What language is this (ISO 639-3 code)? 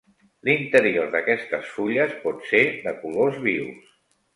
cat